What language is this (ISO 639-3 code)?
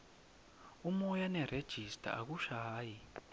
ssw